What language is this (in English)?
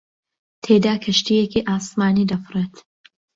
Central Kurdish